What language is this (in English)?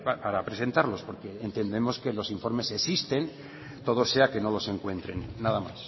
Spanish